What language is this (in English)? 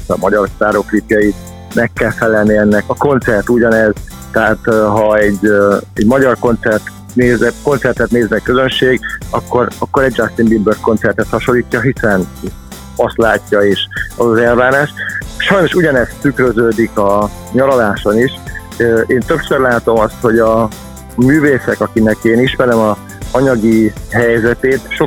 Hungarian